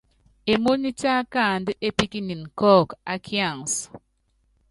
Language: Yangben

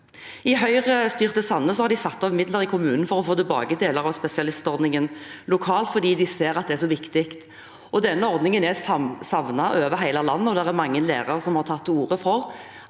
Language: Norwegian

